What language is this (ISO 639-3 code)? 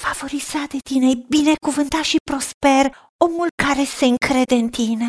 ron